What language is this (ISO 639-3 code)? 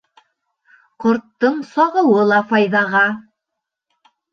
bak